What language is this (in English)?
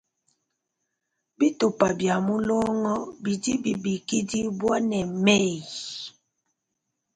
Luba-Lulua